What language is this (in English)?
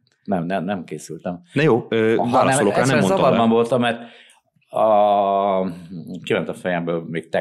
Hungarian